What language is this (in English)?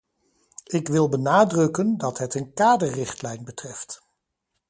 Dutch